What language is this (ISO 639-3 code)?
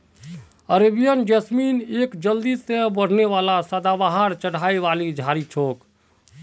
mag